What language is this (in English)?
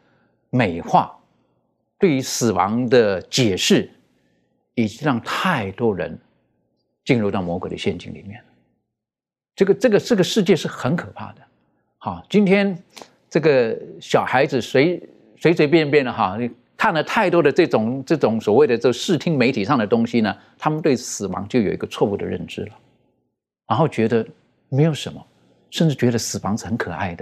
Chinese